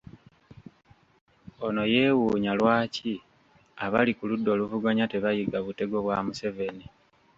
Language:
Ganda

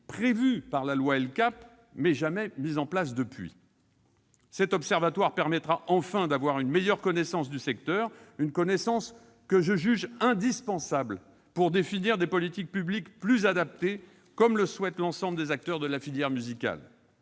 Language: French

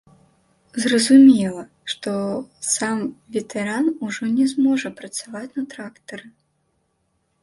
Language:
Belarusian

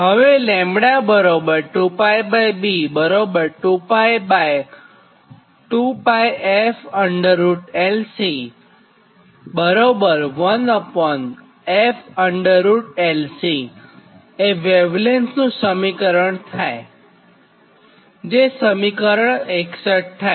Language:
Gujarati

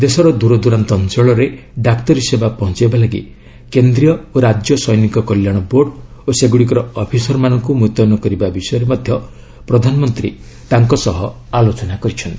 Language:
Odia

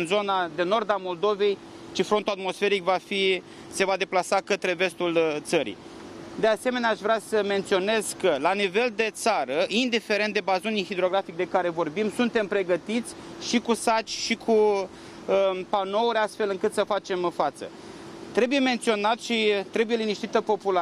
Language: Romanian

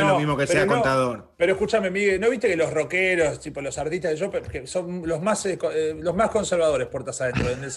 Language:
Spanish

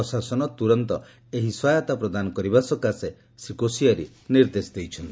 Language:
Odia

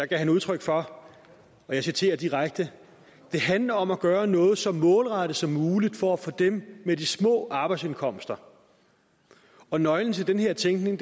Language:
Danish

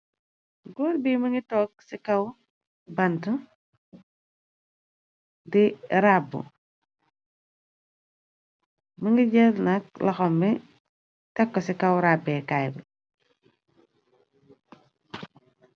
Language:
Wolof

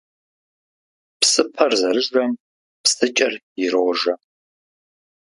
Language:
Kabardian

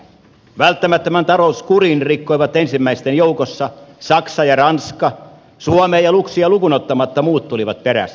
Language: Finnish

